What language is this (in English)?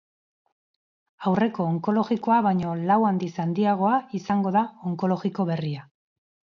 Basque